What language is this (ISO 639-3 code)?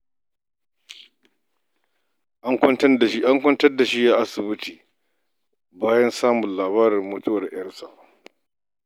hau